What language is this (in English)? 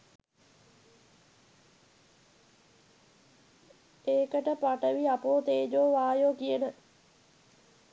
Sinhala